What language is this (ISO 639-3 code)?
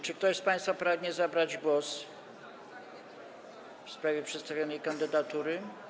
pol